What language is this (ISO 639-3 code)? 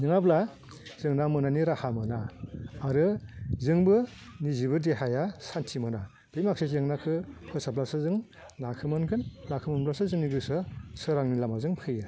brx